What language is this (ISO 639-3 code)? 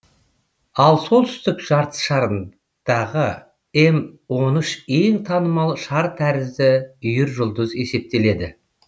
kaz